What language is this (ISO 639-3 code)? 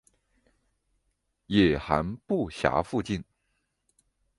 zho